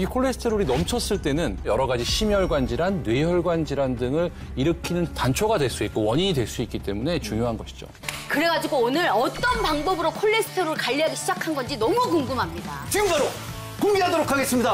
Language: Korean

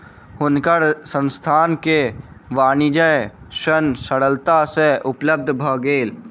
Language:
Maithili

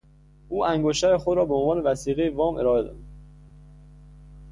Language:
Persian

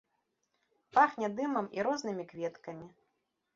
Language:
Belarusian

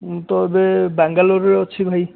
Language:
Odia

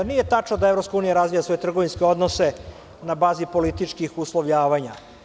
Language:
Serbian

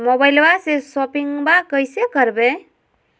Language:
Magahi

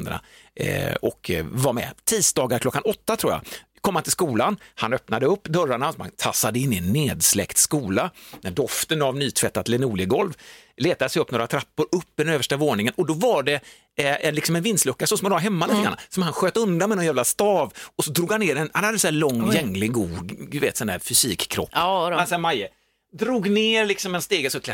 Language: Swedish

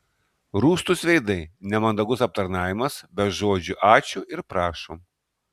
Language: Lithuanian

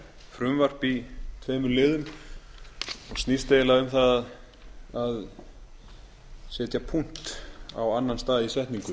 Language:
Icelandic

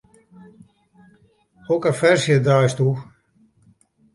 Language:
Western Frisian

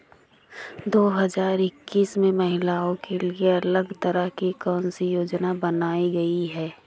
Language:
Hindi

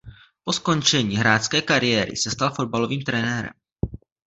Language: Czech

